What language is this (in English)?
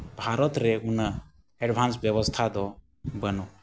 Santali